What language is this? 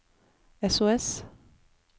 Norwegian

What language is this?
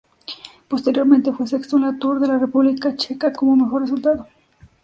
Spanish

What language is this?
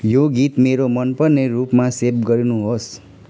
Nepali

